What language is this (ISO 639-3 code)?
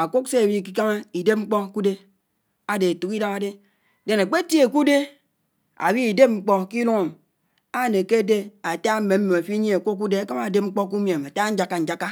anw